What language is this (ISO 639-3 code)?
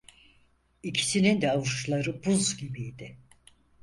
tur